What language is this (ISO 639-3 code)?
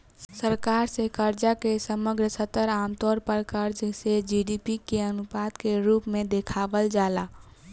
bho